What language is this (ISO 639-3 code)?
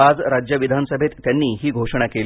mar